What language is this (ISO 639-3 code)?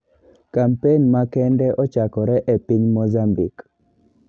luo